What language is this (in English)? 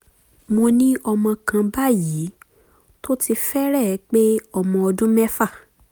Yoruba